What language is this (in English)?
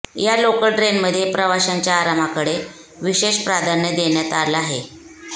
Marathi